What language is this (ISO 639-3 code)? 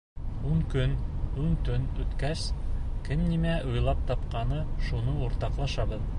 bak